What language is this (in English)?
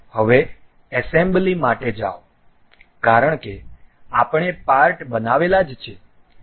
Gujarati